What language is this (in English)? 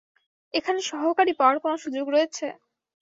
Bangla